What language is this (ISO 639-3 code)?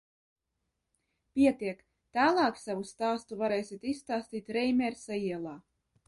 lav